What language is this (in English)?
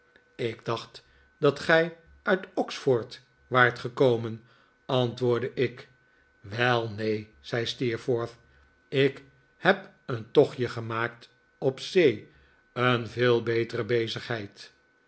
Dutch